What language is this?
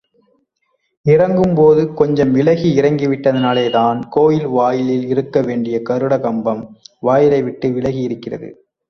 Tamil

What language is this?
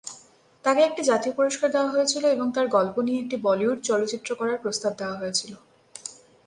Bangla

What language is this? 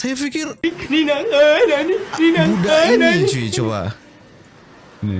Indonesian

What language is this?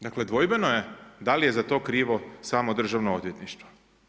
Croatian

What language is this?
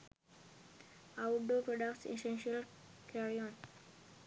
Sinhala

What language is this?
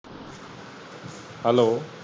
Punjabi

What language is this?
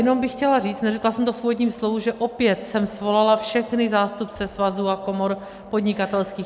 Czech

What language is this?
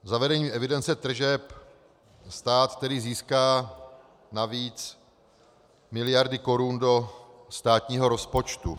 Czech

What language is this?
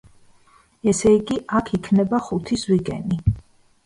Georgian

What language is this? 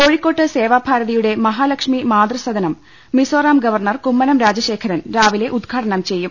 Malayalam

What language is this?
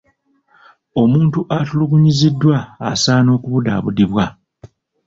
Ganda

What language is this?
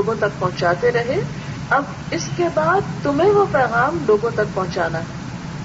Urdu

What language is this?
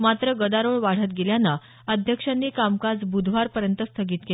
Marathi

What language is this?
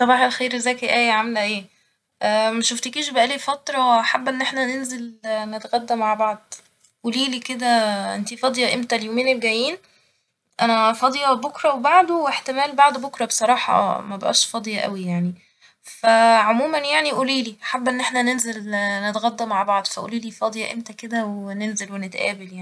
Egyptian Arabic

